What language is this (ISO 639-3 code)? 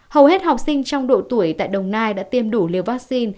vie